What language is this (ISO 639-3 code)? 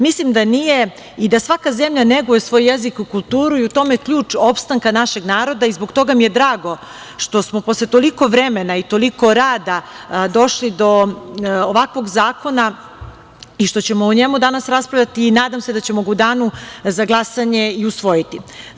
srp